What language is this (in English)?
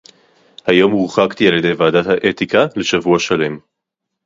Hebrew